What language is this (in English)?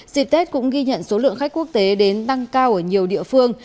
Vietnamese